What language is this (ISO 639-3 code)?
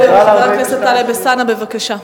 heb